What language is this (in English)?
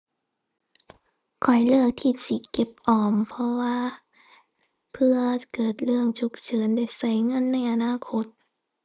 Thai